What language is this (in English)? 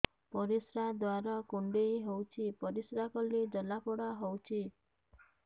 Odia